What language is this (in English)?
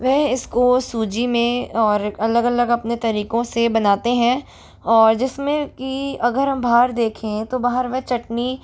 Hindi